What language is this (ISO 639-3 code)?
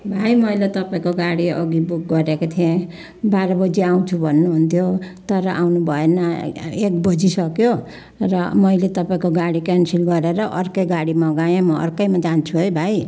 nep